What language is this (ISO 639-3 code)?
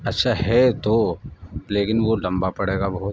urd